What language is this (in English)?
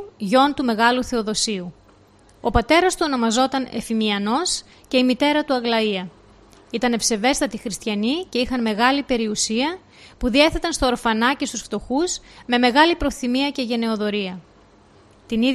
Greek